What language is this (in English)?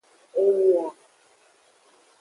Aja (Benin)